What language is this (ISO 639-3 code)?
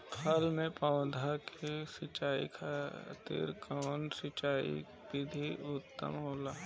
bho